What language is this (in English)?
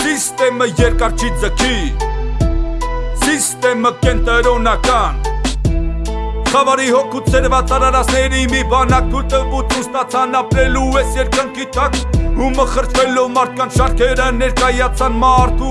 Portuguese